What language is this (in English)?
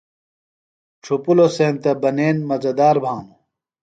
Phalura